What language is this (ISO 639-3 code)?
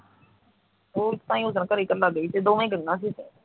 pan